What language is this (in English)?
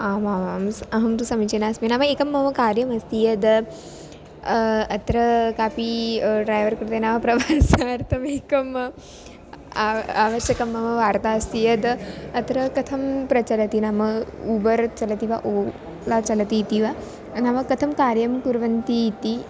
Sanskrit